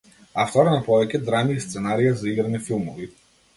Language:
Macedonian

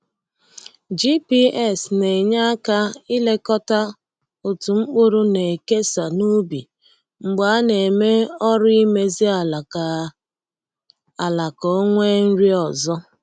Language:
Igbo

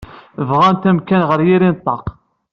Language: Kabyle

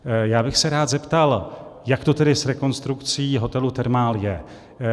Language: Czech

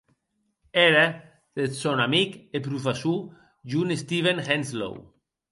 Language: Occitan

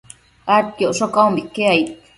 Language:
Matsés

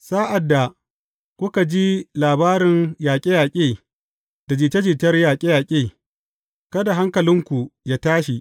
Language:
Hausa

